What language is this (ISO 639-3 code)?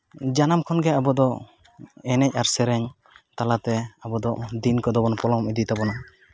sat